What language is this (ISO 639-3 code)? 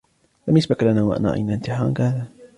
ara